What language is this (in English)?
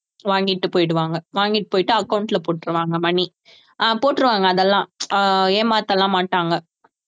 Tamil